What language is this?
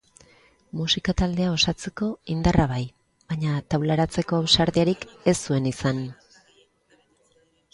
Basque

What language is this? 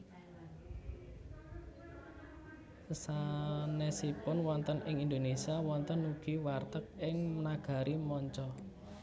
Javanese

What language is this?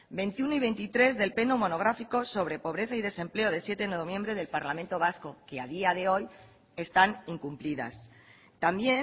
Spanish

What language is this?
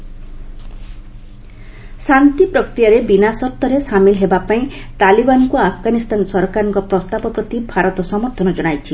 Odia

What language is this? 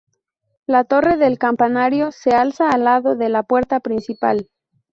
Spanish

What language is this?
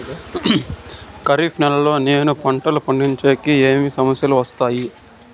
Telugu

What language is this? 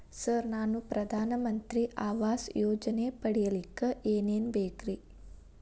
Kannada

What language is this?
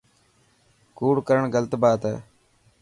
Dhatki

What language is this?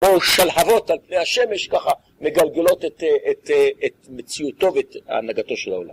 Hebrew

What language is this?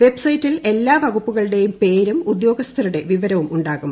Malayalam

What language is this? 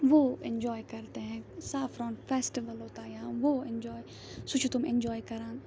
Kashmiri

